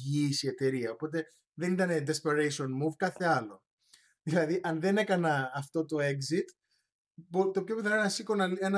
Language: Greek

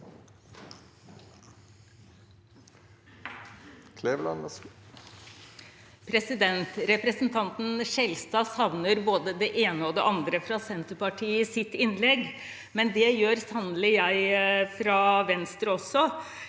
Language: Norwegian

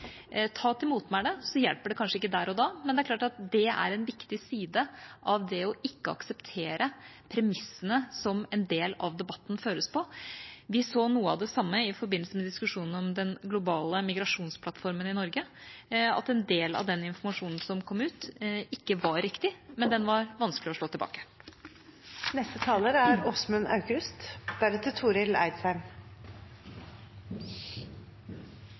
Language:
Norwegian Bokmål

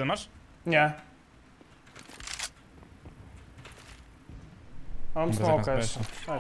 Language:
Polish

